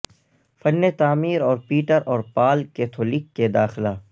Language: Urdu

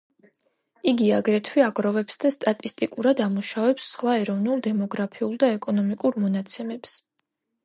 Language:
Georgian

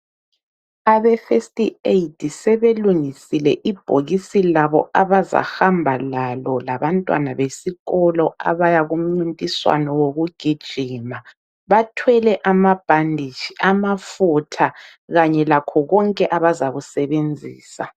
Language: North Ndebele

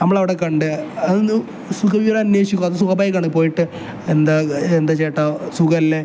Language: Malayalam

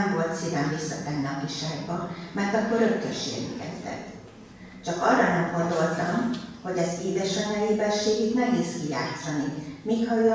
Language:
Hungarian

